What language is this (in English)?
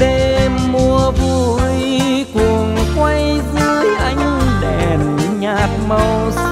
Vietnamese